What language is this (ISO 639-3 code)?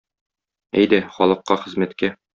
tat